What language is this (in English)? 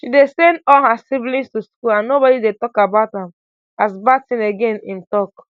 Nigerian Pidgin